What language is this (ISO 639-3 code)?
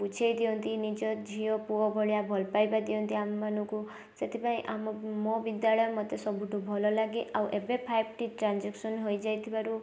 ori